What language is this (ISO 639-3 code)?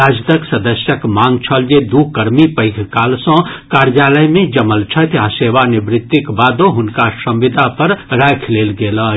mai